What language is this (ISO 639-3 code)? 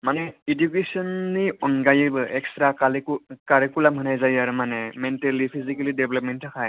brx